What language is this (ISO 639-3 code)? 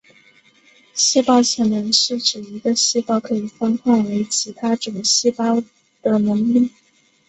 zho